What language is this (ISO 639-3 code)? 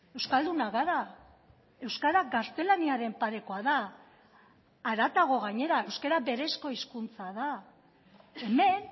eus